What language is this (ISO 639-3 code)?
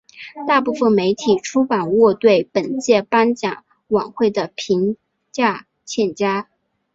zho